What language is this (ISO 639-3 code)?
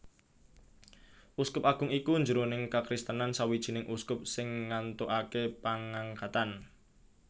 jav